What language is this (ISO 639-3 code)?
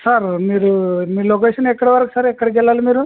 tel